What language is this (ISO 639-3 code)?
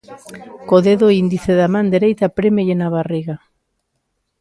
glg